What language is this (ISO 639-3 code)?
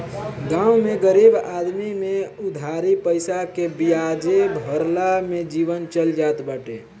bho